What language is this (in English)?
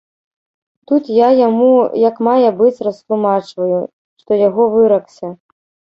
Belarusian